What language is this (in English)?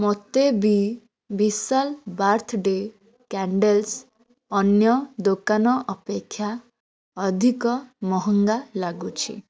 Odia